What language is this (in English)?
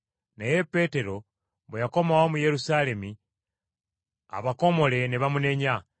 Ganda